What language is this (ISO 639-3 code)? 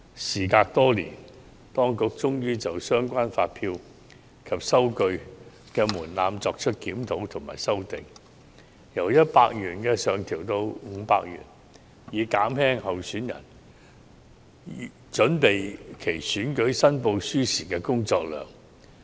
yue